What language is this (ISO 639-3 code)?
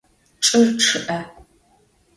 ady